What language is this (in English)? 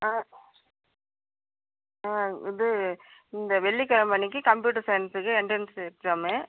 Tamil